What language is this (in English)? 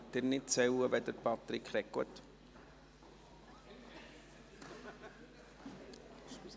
Swiss German